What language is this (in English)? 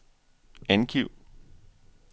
Danish